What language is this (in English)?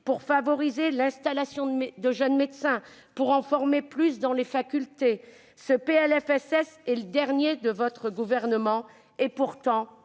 French